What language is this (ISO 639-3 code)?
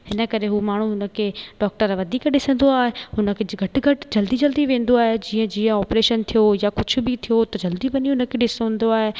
snd